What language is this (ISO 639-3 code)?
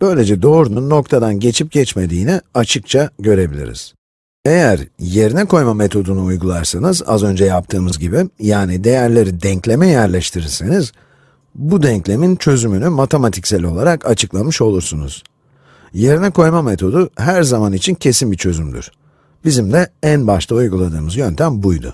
tur